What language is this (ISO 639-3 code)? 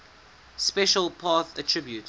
eng